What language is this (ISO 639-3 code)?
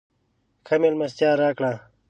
pus